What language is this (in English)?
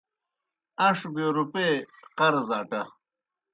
Kohistani Shina